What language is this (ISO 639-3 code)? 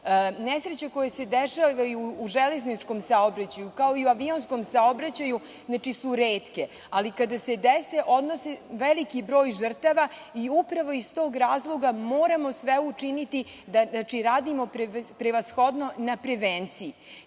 srp